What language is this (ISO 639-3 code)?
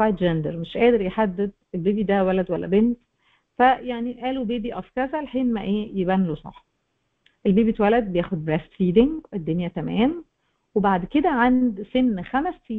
ara